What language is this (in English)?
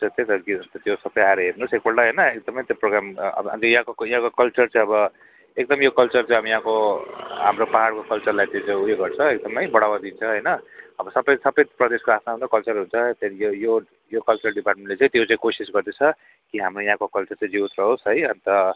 Nepali